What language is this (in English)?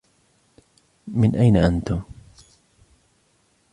Arabic